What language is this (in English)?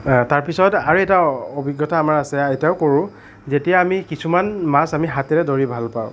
Assamese